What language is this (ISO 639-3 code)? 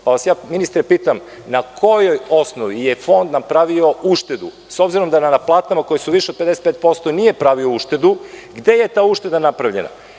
srp